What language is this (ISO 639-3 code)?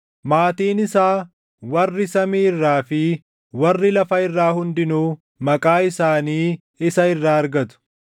orm